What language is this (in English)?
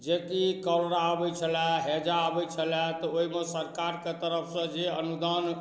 Maithili